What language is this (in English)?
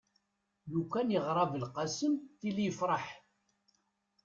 Kabyle